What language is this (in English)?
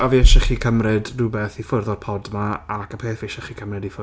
Welsh